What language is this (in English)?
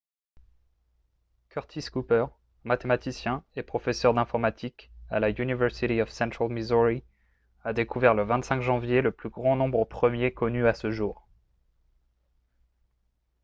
French